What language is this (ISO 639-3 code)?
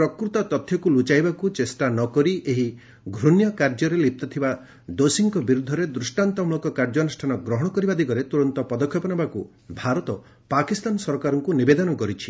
ori